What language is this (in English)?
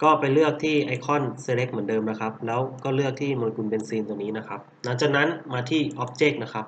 Thai